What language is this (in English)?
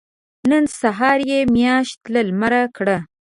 Pashto